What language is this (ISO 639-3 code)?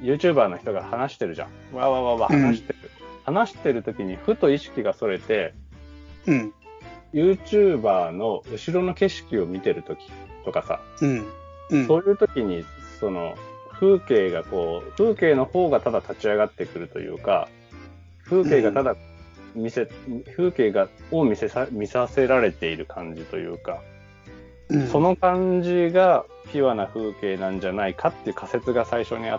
jpn